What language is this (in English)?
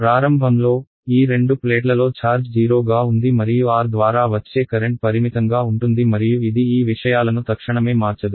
Telugu